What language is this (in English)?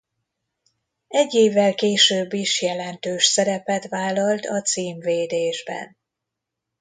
Hungarian